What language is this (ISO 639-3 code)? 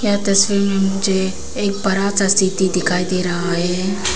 hin